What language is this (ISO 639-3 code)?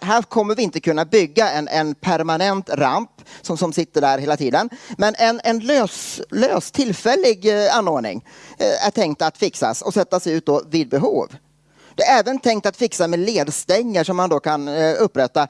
swe